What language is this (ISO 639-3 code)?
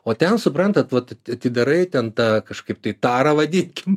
lit